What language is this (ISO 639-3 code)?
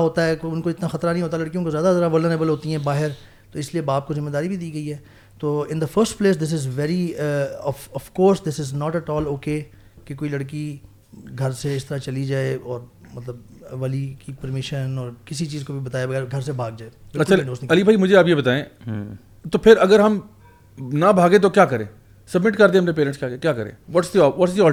urd